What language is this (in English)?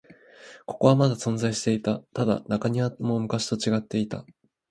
Japanese